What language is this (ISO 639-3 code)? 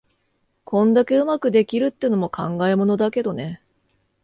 jpn